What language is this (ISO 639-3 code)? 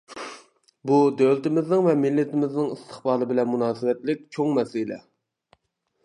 uig